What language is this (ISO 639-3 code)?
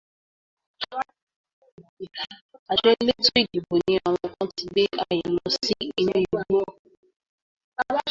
yor